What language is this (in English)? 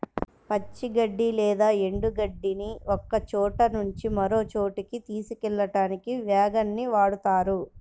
Telugu